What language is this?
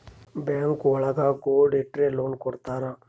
Kannada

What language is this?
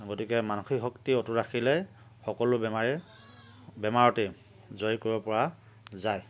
Assamese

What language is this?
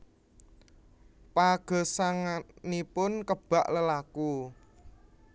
Javanese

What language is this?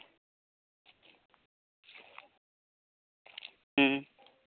Santali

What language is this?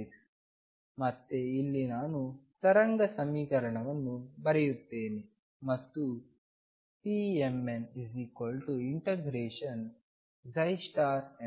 Kannada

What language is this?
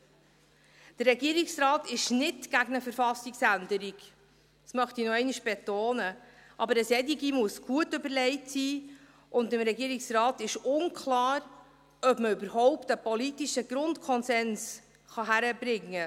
Swiss German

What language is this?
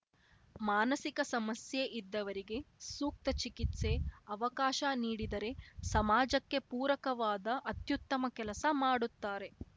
Kannada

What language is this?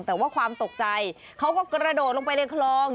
Thai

